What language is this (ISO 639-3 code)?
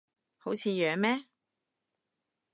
yue